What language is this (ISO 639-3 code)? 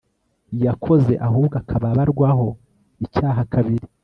kin